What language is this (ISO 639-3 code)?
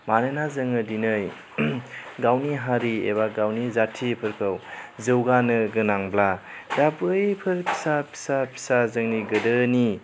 brx